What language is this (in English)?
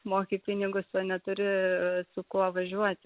Lithuanian